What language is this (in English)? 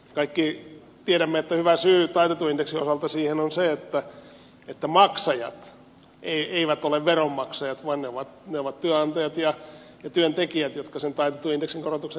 Finnish